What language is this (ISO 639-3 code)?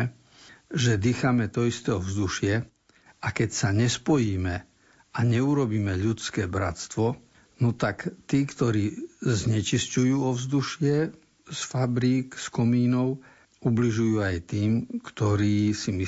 slk